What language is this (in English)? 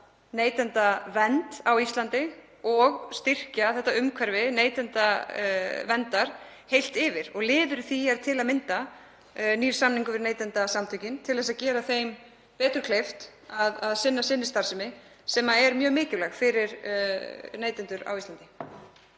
Icelandic